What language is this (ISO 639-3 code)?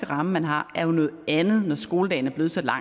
dan